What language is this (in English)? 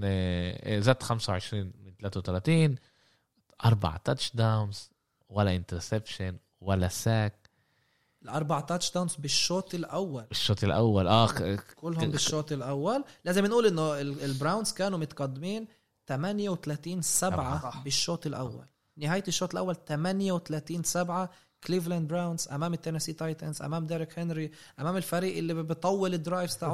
Arabic